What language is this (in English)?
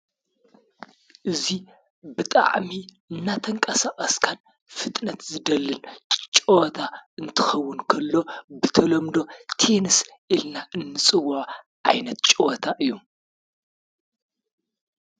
Tigrinya